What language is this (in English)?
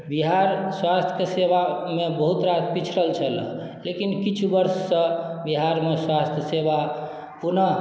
Maithili